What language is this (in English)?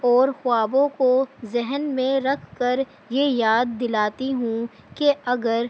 Urdu